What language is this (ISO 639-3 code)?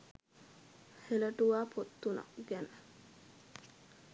sin